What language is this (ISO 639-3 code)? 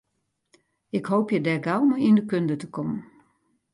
fry